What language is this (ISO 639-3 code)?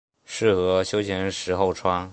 zho